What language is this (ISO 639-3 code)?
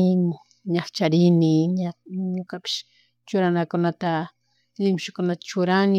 qug